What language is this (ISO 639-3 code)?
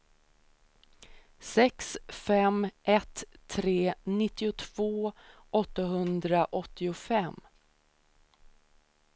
swe